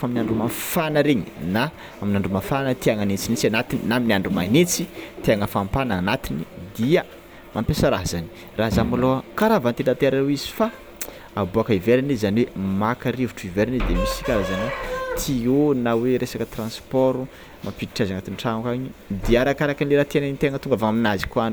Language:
Tsimihety Malagasy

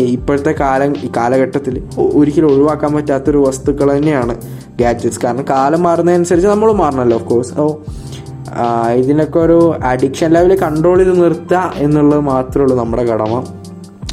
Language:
Malayalam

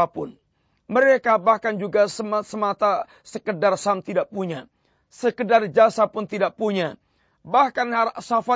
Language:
Malay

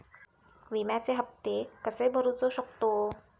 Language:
Marathi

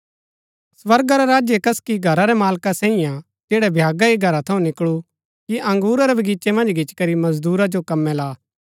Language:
Gaddi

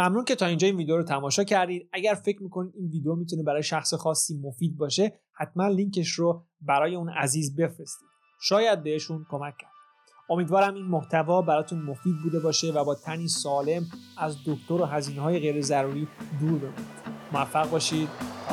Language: Persian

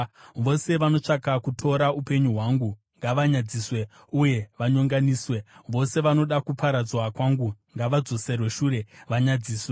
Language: Shona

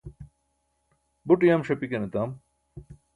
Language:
Burushaski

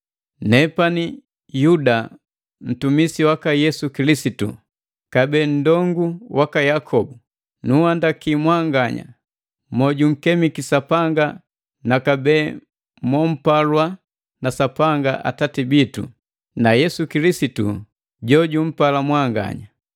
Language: Matengo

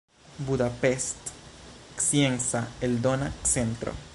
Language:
Esperanto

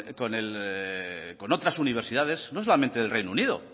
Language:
Spanish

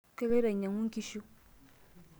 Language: Masai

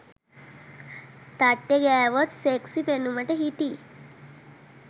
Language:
Sinhala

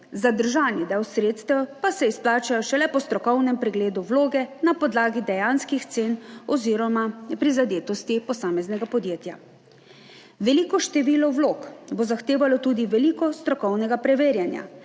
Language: Slovenian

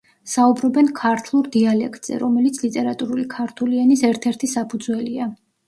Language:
Georgian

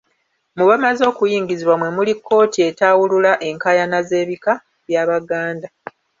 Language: Ganda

